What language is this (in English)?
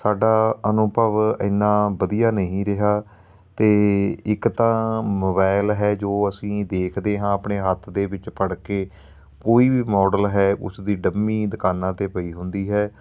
Punjabi